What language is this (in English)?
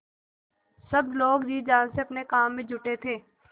Hindi